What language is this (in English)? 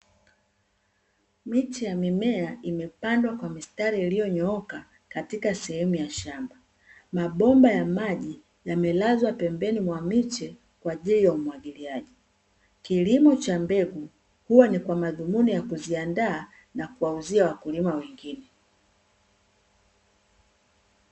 Swahili